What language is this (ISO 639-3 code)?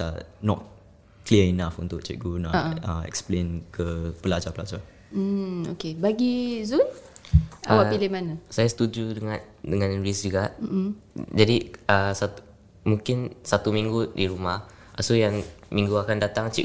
msa